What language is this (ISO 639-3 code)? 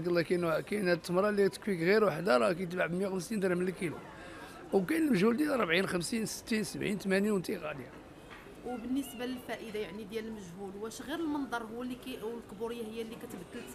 ara